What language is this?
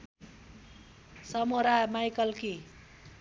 Nepali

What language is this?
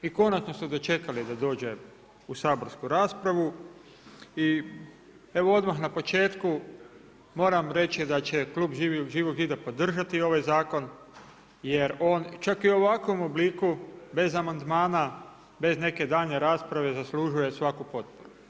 Croatian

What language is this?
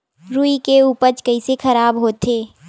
Chhattisgarhi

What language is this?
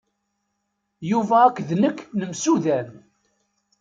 Kabyle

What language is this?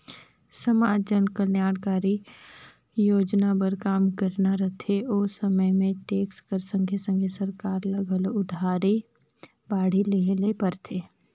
Chhattisgarhi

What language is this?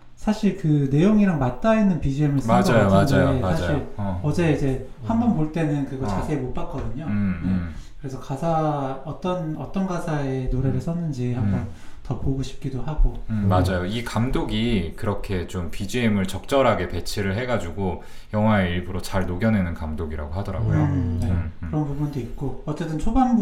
Korean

